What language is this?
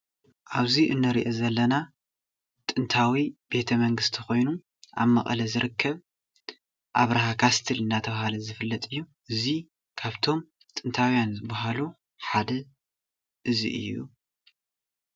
Tigrinya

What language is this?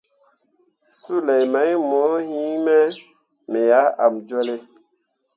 Mundang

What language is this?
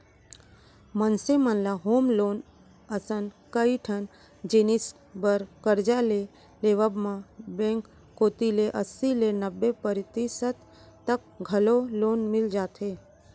Chhattisgarhi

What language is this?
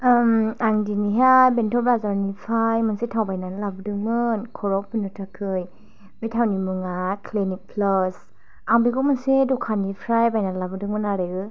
Bodo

